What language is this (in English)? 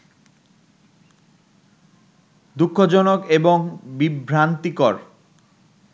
Bangla